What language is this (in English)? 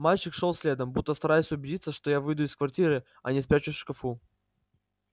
Russian